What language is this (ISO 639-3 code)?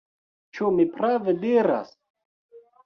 epo